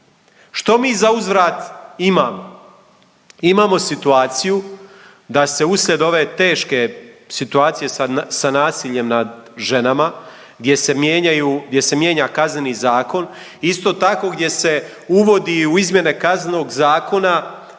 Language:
Croatian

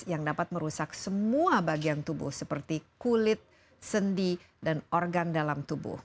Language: Indonesian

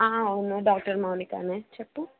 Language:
Telugu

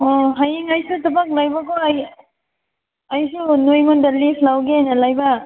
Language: Manipuri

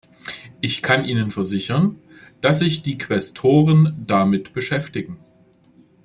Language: German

